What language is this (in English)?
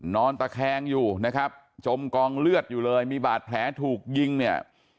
Thai